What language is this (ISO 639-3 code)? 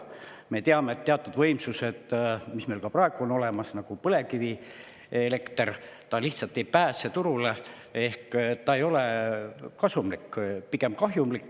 est